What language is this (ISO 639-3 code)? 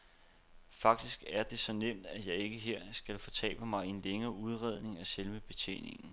dan